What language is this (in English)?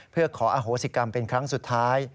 Thai